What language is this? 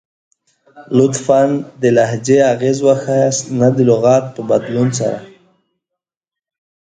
Pashto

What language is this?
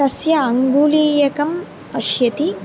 Sanskrit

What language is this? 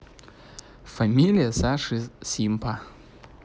Russian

